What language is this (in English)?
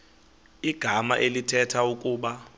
Xhosa